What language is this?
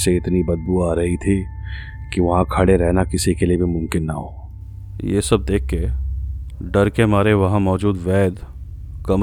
Hindi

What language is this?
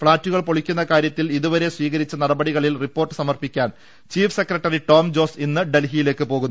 Malayalam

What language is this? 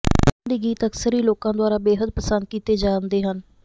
Punjabi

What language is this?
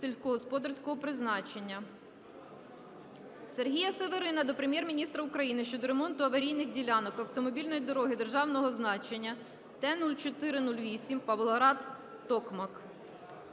Ukrainian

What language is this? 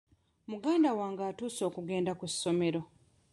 Ganda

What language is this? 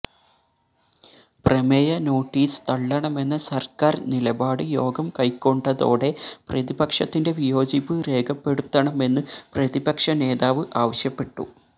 Malayalam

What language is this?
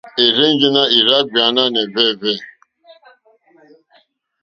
Mokpwe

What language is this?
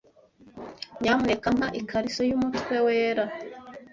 Kinyarwanda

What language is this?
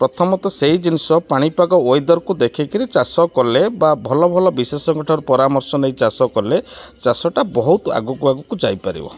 Odia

